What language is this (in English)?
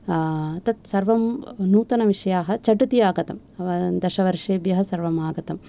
Sanskrit